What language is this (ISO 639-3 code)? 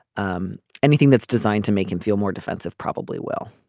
eng